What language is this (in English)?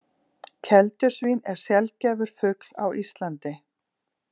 Icelandic